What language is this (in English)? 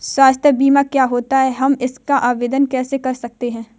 Hindi